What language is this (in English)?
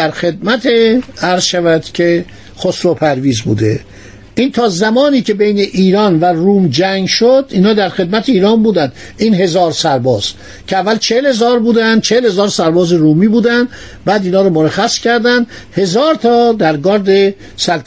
Persian